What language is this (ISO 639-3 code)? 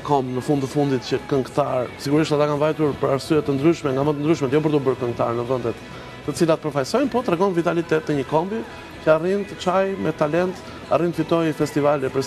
ron